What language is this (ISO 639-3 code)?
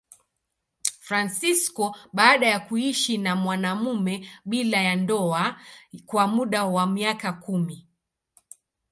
swa